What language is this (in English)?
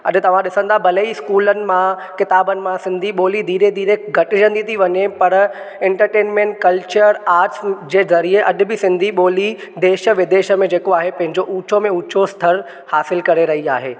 Sindhi